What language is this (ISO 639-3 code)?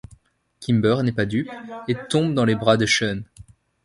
fra